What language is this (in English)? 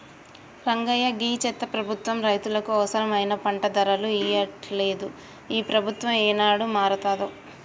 Telugu